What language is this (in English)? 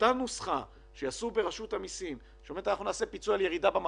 Hebrew